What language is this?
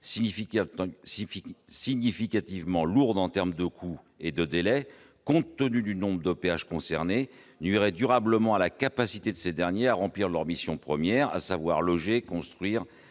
French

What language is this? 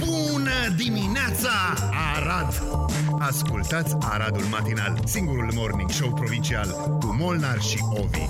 Romanian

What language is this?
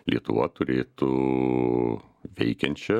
Lithuanian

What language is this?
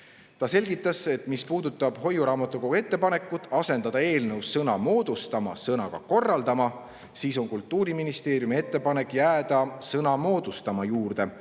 Estonian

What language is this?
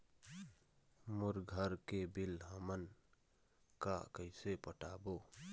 Chhattisgarhi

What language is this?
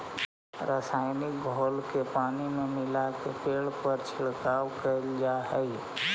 Magahi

